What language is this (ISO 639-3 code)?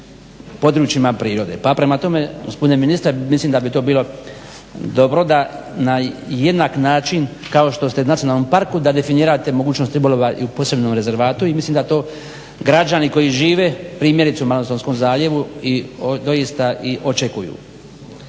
hrv